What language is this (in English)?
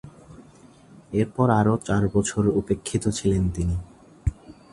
Bangla